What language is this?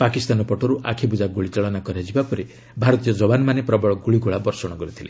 Odia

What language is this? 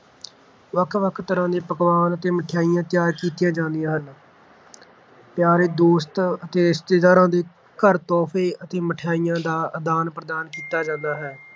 Punjabi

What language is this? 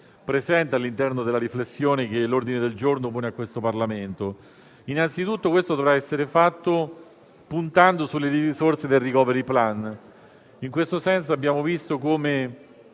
Italian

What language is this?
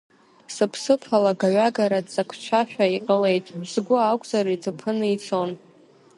Abkhazian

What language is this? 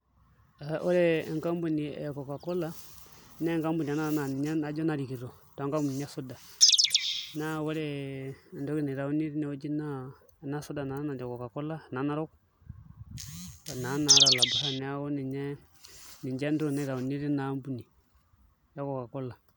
Masai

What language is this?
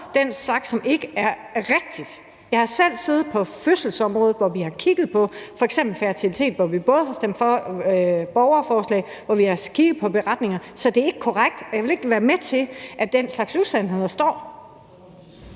Danish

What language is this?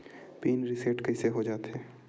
Chhattisgarhi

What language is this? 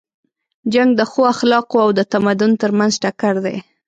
Pashto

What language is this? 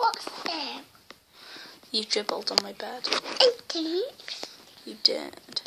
English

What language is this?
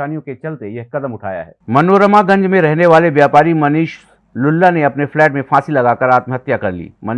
Hindi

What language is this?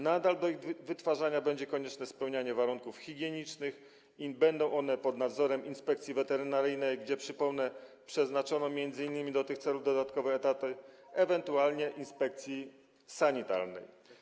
Polish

